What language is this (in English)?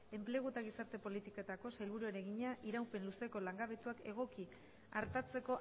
Basque